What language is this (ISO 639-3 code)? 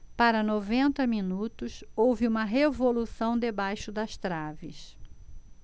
por